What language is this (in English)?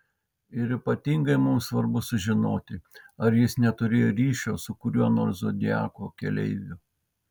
Lithuanian